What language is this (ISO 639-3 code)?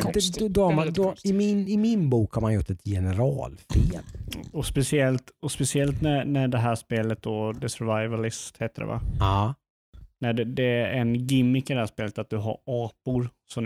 swe